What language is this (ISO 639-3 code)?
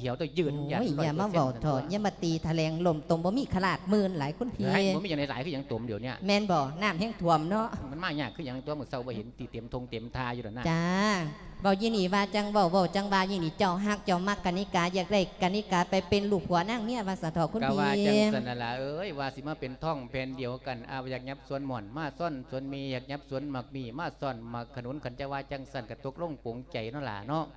tha